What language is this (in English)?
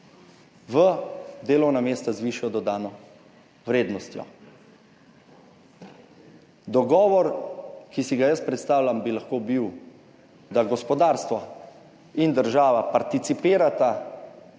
Slovenian